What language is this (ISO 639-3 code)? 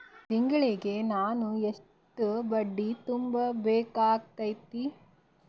kan